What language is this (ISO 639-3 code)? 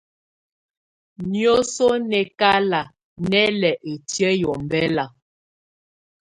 tvu